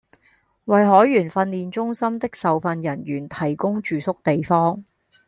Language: Cantonese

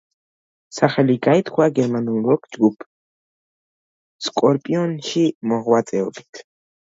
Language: Georgian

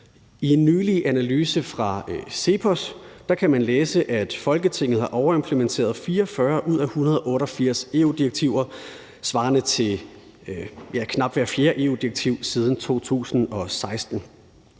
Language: Danish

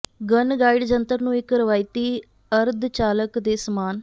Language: Punjabi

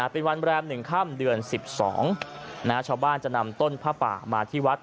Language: Thai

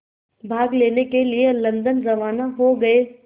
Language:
Hindi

